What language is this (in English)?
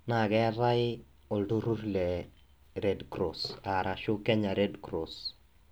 Masai